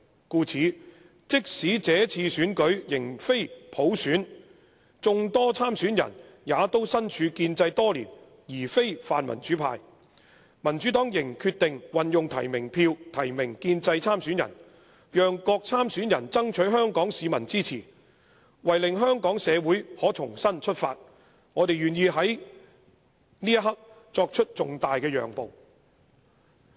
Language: Cantonese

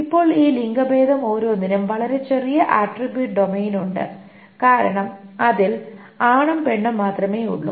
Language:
Malayalam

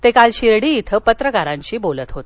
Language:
Marathi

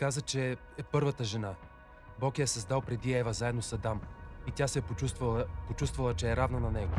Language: Bulgarian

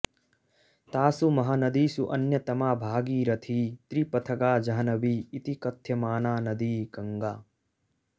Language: Sanskrit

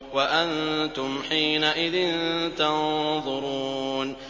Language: Arabic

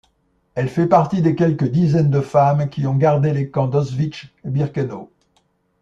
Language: French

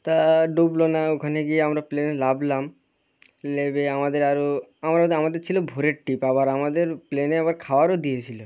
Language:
Bangla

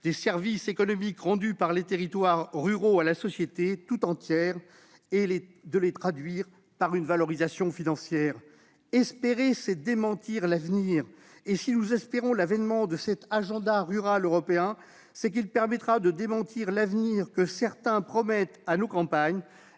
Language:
French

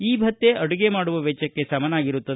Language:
Kannada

